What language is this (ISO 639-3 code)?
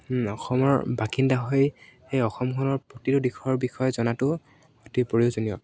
asm